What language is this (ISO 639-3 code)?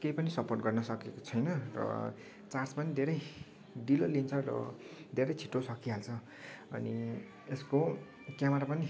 nep